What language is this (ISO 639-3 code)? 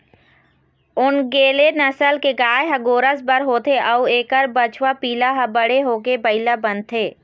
hne